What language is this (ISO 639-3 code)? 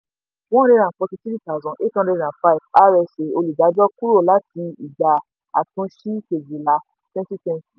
yor